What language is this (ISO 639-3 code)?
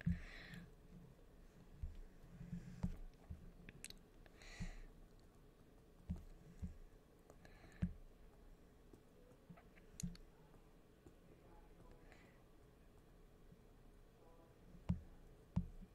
eng